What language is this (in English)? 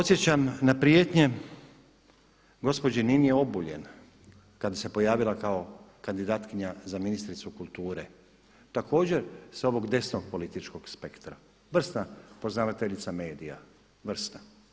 Croatian